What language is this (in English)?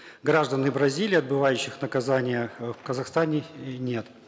Kazakh